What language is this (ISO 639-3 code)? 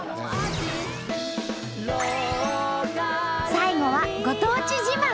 jpn